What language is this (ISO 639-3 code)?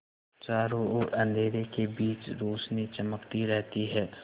hin